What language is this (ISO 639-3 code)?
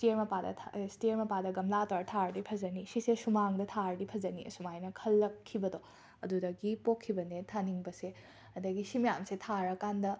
mni